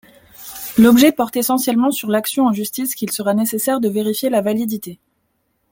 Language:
French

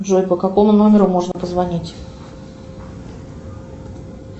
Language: Russian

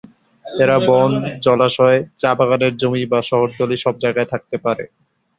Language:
Bangla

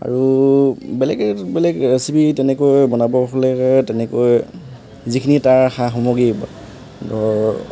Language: Assamese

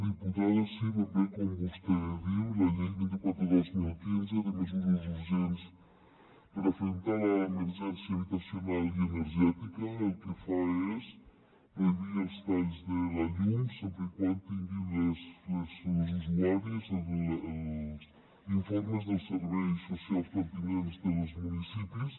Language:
Catalan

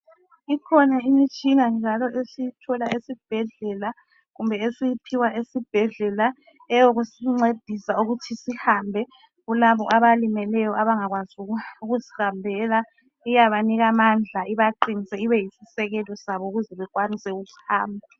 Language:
North Ndebele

